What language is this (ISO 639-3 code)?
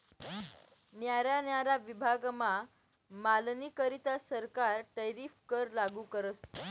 mar